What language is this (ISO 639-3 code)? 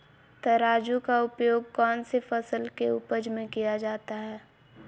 mag